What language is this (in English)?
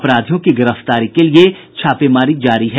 Hindi